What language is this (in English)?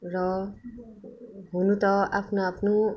Nepali